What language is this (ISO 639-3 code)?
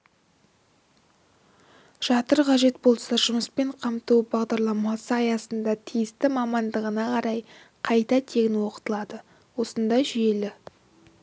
kaz